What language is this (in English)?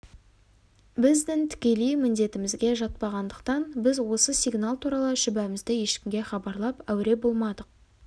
Kazakh